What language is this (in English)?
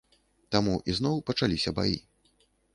Belarusian